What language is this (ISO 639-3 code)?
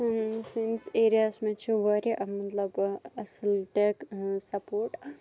kas